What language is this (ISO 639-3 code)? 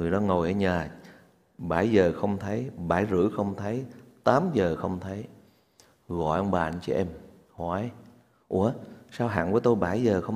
vie